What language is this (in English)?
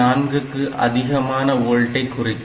Tamil